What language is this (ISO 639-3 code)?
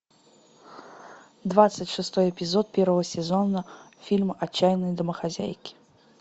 rus